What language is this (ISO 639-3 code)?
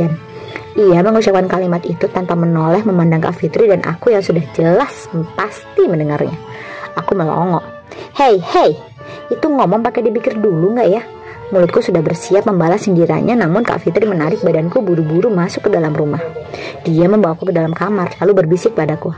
ind